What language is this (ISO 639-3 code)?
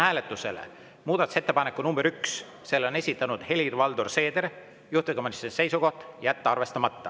est